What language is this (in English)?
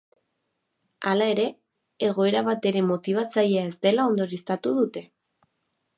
Basque